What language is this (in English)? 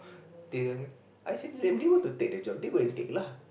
English